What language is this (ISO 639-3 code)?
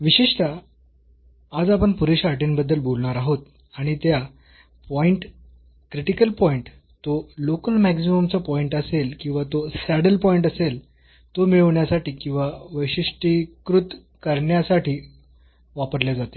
mar